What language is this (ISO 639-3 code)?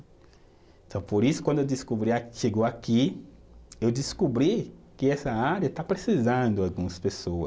por